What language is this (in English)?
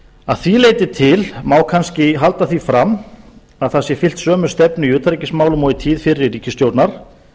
Icelandic